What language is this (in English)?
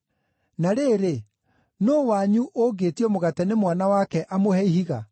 Kikuyu